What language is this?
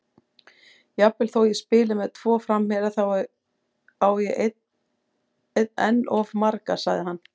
Icelandic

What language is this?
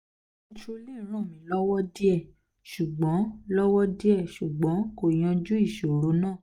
Yoruba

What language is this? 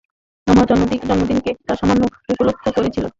Bangla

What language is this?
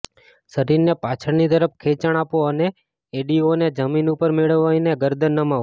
Gujarati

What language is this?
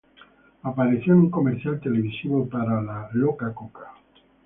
Spanish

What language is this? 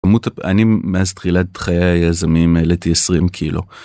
Hebrew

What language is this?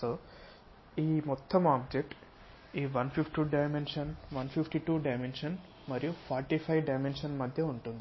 Telugu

